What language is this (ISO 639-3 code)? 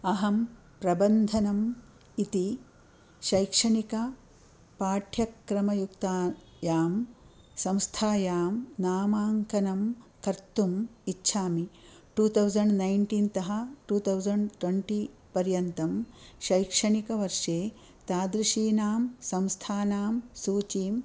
san